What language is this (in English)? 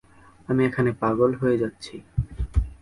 Bangla